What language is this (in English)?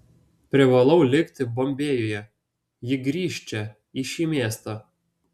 Lithuanian